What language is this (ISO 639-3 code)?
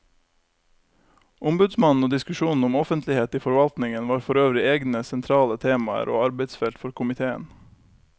nor